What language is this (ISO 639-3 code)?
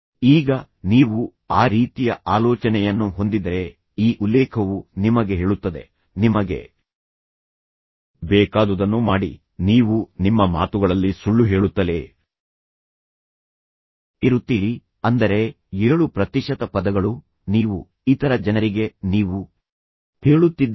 kan